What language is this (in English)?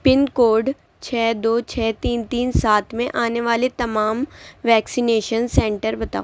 Urdu